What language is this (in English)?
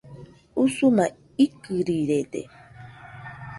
Nüpode Huitoto